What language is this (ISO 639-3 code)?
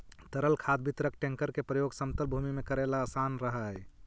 mag